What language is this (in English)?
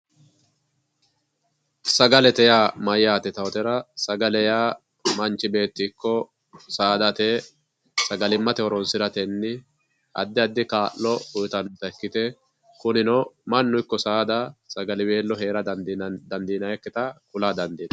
Sidamo